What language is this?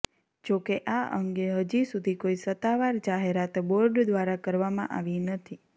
Gujarati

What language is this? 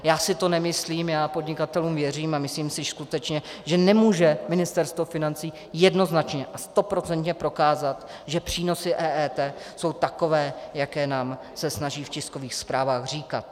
Czech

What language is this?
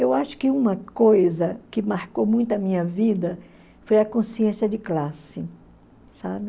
Portuguese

